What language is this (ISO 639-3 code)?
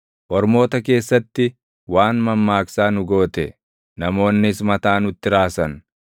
orm